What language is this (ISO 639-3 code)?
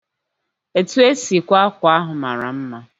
ibo